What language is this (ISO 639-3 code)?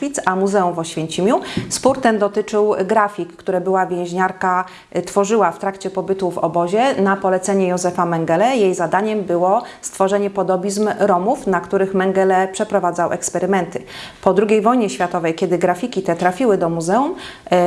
pol